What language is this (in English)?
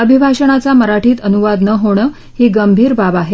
Marathi